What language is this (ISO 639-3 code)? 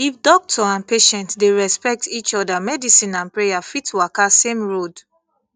pcm